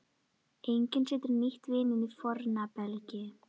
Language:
Icelandic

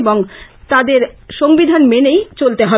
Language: Bangla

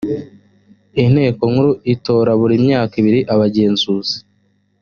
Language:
Kinyarwanda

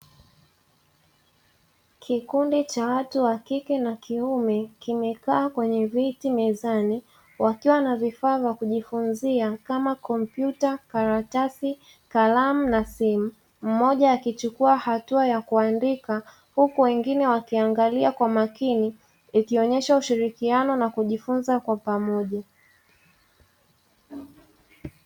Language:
Swahili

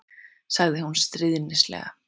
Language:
Icelandic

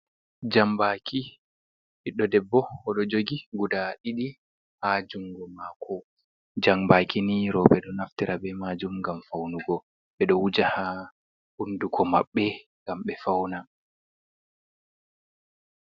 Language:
Fula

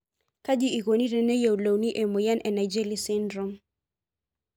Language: Masai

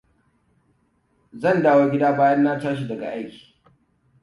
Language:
Hausa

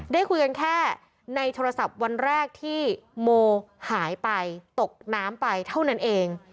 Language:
Thai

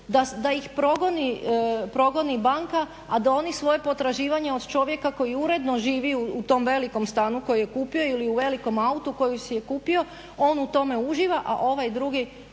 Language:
Croatian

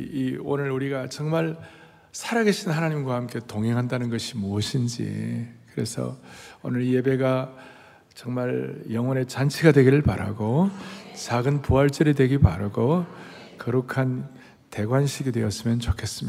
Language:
Korean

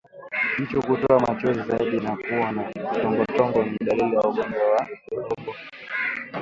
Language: Swahili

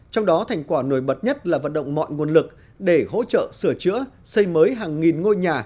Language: Vietnamese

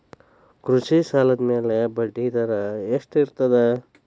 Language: Kannada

